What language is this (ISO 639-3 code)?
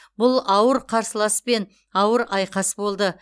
kaz